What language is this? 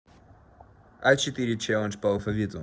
Russian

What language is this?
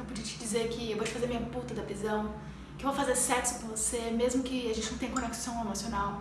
Portuguese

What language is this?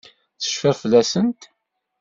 Kabyle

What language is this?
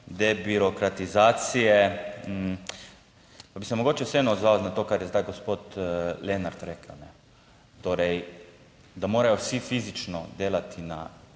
Slovenian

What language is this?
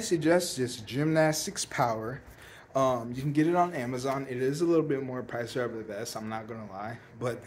English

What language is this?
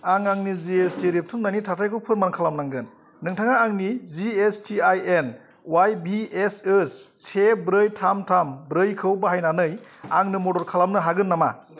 Bodo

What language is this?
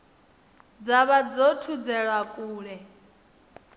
Venda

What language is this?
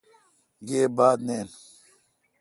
Kalkoti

